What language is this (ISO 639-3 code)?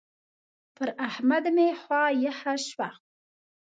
pus